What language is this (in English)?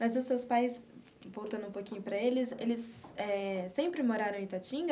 Portuguese